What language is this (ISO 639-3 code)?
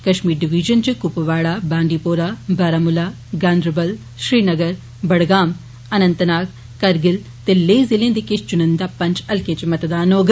doi